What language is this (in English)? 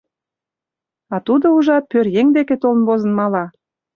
Mari